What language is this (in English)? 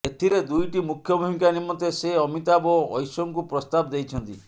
Odia